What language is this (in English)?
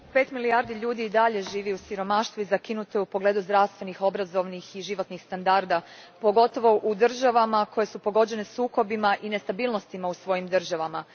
Croatian